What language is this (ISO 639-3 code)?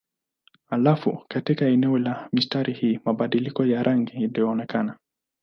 swa